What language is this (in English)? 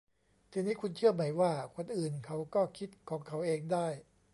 Thai